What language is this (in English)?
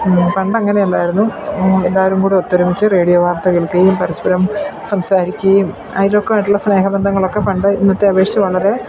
Malayalam